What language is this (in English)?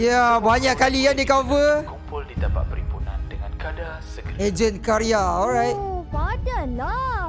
Malay